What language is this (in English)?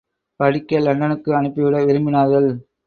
Tamil